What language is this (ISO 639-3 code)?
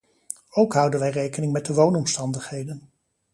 nld